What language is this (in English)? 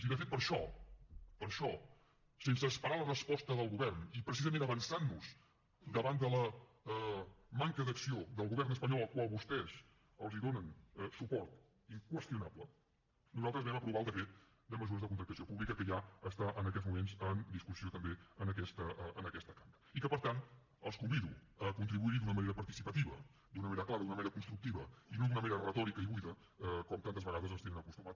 Catalan